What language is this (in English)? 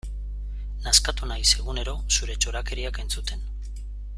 Basque